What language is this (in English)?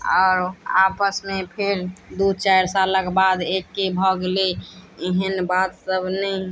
Maithili